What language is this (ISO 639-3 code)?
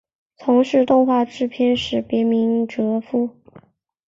zho